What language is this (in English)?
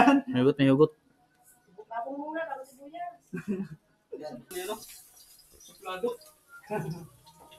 Filipino